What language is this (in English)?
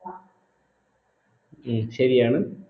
Malayalam